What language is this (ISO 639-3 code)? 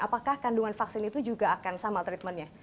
ind